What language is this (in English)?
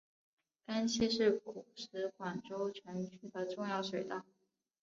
Chinese